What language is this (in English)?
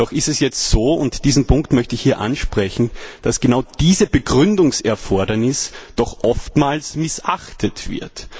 German